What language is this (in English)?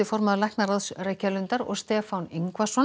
Icelandic